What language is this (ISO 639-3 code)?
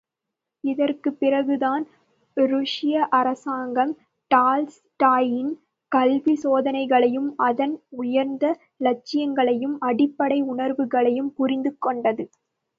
tam